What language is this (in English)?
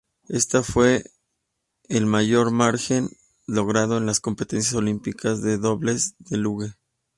Spanish